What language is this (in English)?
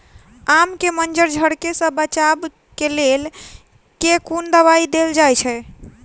Maithili